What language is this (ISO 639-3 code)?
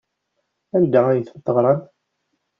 kab